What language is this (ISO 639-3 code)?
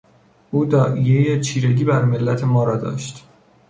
fas